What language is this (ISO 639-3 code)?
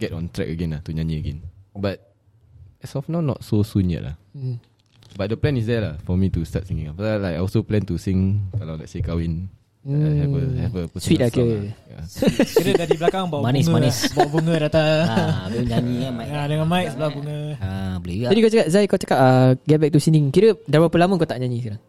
msa